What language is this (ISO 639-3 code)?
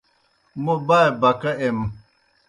plk